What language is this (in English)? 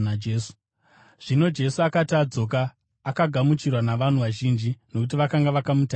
Shona